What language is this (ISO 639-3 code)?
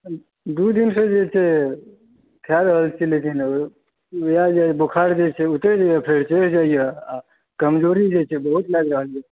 mai